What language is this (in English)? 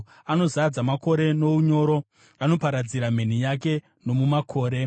Shona